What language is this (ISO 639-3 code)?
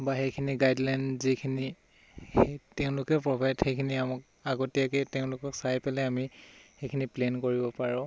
asm